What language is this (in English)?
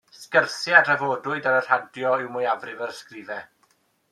Welsh